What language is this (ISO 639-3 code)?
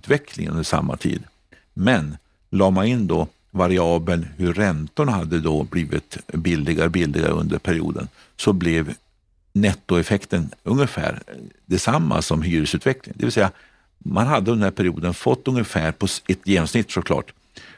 swe